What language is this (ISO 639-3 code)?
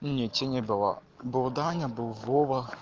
rus